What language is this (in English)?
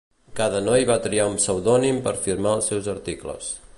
Catalan